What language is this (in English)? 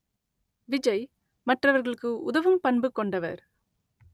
Tamil